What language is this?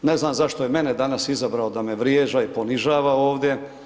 Croatian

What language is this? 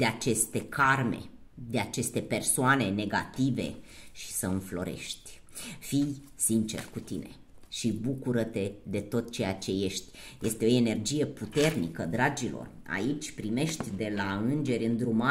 Romanian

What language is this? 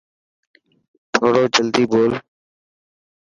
Dhatki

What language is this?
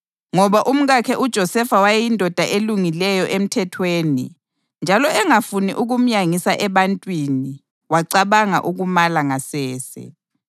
North Ndebele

